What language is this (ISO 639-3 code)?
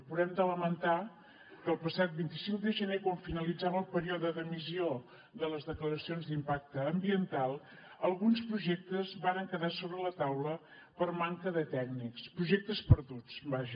cat